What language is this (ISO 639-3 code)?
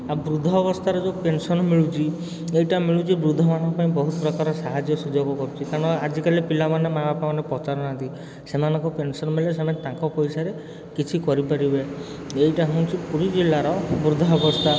ori